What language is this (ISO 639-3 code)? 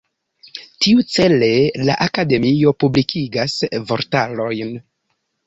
epo